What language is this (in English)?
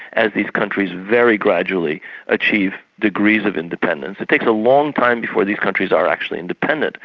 English